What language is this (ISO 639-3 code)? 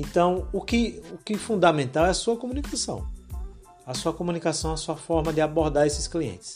por